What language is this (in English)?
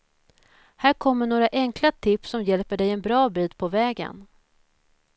Swedish